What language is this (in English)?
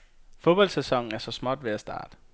Danish